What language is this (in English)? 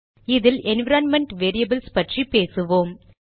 Tamil